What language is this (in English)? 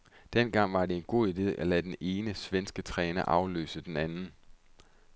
Danish